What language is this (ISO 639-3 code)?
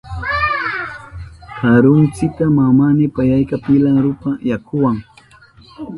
qup